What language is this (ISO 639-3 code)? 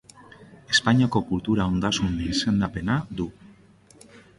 eus